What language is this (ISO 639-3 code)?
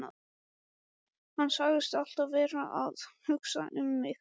isl